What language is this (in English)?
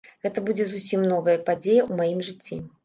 Belarusian